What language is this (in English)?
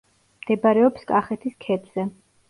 Georgian